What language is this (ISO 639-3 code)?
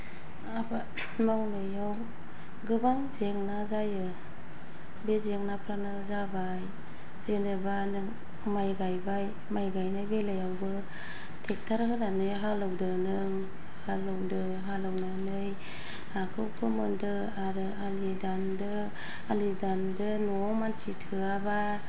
brx